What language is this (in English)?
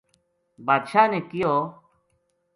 Gujari